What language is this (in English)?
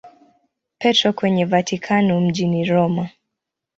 Swahili